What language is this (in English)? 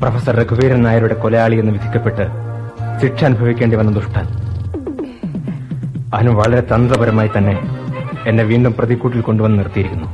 Malayalam